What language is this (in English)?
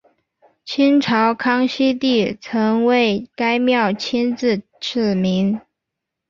Chinese